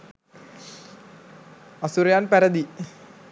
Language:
Sinhala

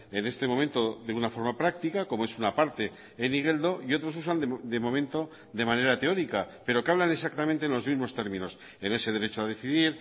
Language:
Spanish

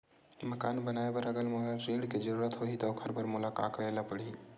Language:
Chhattisgarhi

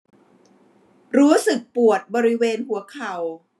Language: Thai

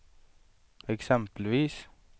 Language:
Swedish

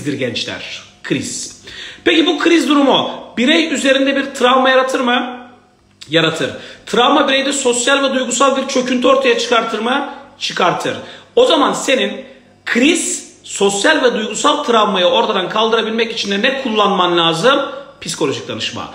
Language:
Turkish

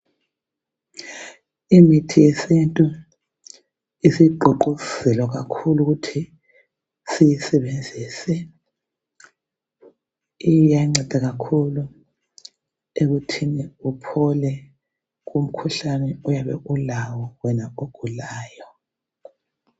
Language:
North Ndebele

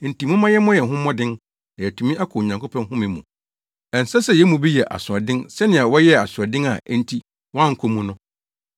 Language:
Akan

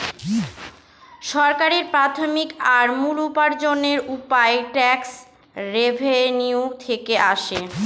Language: Bangla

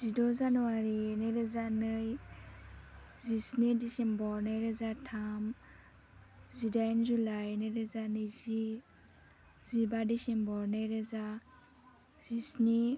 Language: Bodo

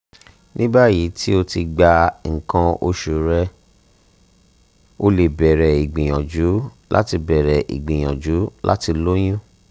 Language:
Yoruba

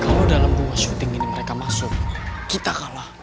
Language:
Indonesian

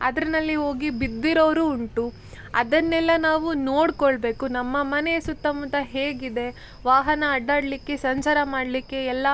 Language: Kannada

